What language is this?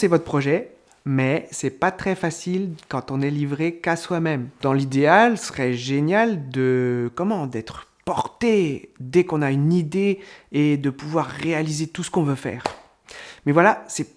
French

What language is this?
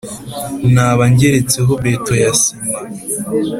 Kinyarwanda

